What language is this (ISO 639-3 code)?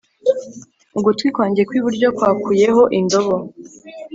kin